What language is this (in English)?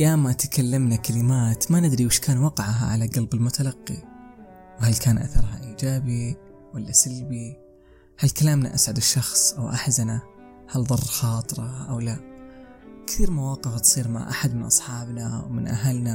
Arabic